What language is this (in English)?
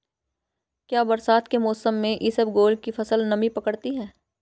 Hindi